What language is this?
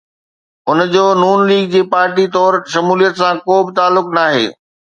Sindhi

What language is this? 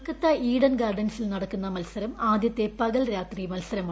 Malayalam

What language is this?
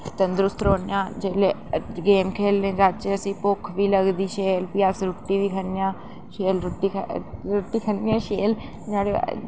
Dogri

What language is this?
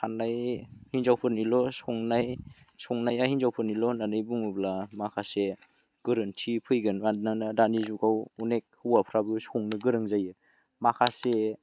Bodo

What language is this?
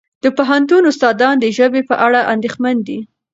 Pashto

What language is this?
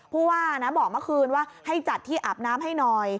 Thai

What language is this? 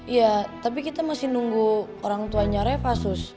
Indonesian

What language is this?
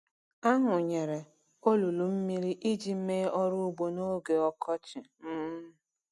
Igbo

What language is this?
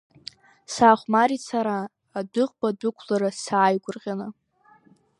Abkhazian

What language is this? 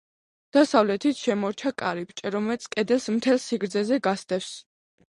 Georgian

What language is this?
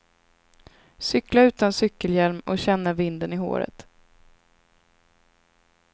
Swedish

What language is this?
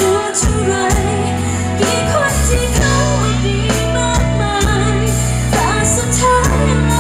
Thai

